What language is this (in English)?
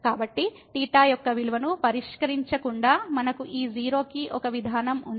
Telugu